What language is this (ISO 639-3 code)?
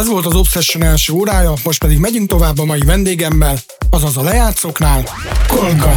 hun